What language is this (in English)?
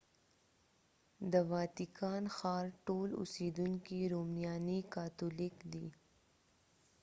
Pashto